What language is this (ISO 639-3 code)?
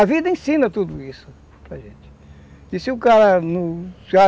por